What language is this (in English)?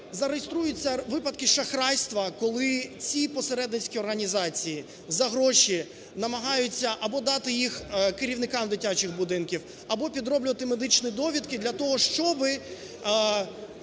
Ukrainian